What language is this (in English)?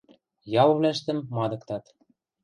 Western Mari